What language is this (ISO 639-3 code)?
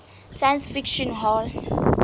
sot